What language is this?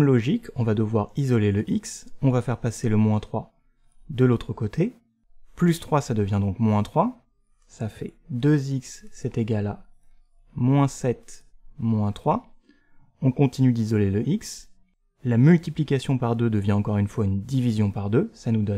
French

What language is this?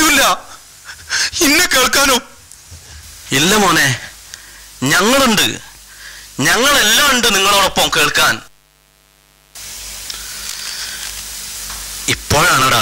Arabic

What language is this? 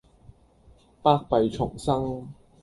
Cantonese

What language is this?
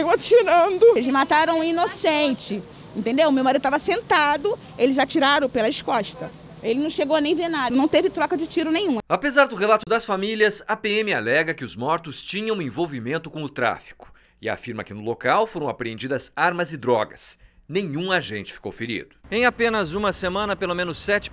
Portuguese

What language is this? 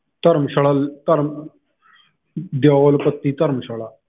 Punjabi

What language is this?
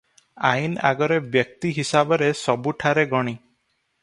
Odia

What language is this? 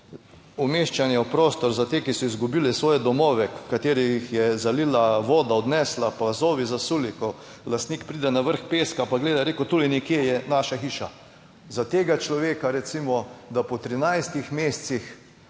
Slovenian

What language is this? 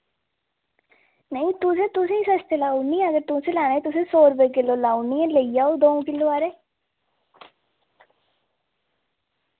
Dogri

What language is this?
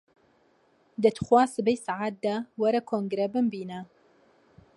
Central Kurdish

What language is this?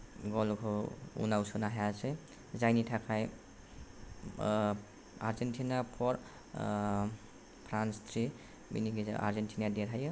Bodo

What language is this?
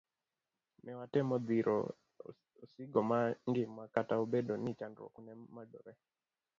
Luo (Kenya and Tanzania)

